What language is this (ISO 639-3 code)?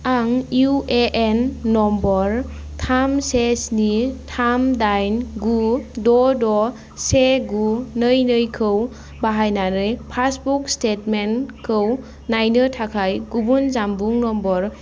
brx